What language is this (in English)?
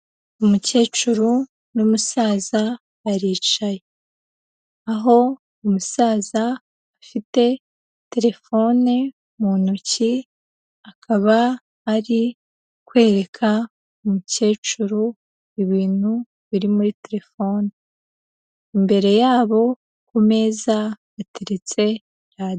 Kinyarwanda